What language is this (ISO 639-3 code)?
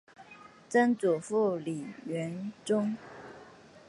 zho